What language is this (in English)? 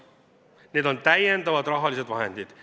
Estonian